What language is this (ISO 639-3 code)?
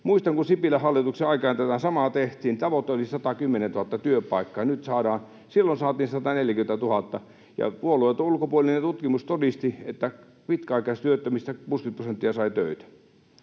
fin